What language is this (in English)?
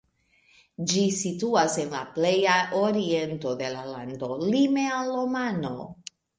Esperanto